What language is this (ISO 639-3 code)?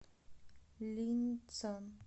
rus